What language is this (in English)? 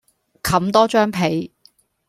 Cantonese